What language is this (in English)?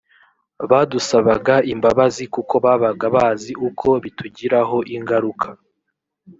Kinyarwanda